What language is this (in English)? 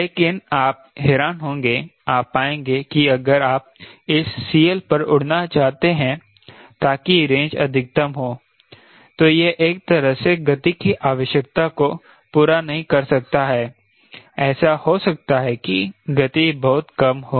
Hindi